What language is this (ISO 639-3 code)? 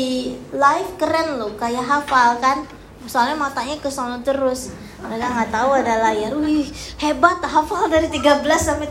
ind